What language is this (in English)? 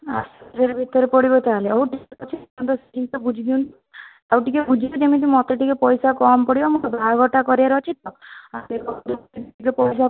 Odia